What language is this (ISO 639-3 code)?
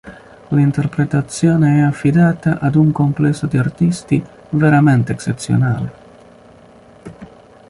ita